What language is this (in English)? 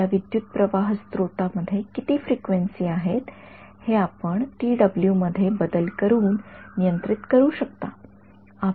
Marathi